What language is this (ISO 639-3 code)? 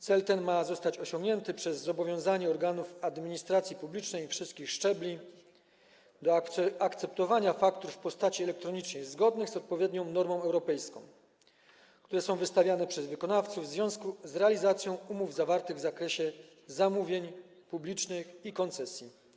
pol